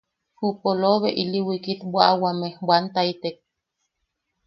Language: Yaqui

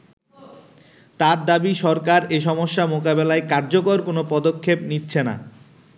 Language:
Bangla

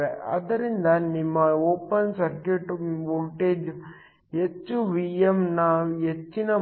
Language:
Kannada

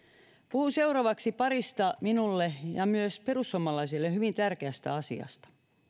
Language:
Finnish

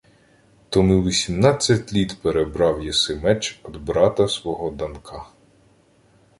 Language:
Ukrainian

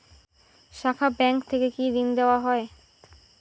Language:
Bangla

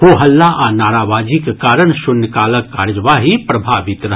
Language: Maithili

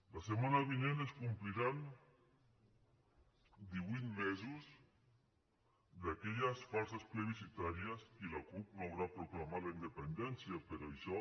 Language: Catalan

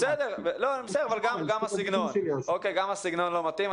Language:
Hebrew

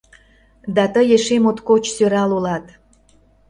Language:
Mari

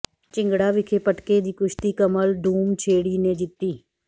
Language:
Punjabi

